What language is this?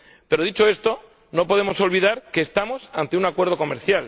Spanish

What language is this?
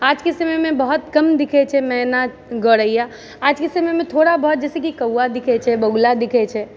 Maithili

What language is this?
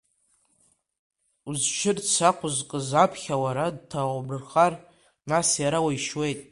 Abkhazian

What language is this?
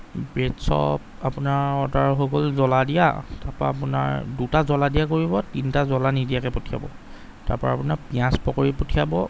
Assamese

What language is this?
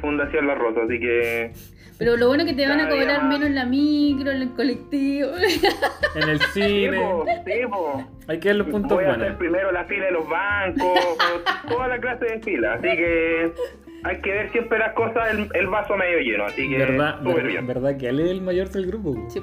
Spanish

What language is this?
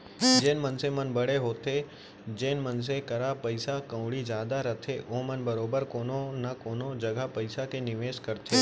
Chhattisgarhi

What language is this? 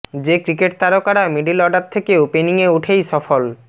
Bangla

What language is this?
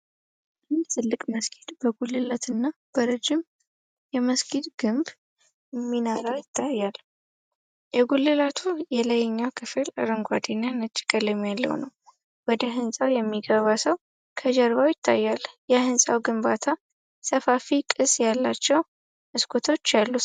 Amharic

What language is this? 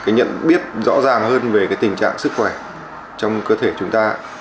Vietnamese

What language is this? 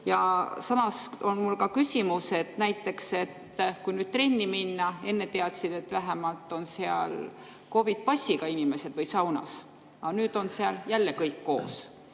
Estonian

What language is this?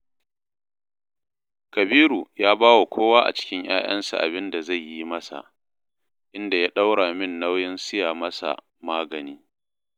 Hausa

